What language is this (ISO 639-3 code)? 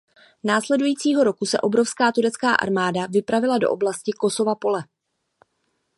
ces